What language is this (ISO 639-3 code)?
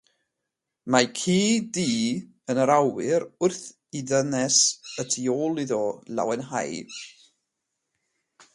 cym